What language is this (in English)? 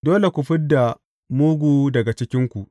Hausa